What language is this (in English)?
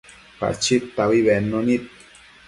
Matsés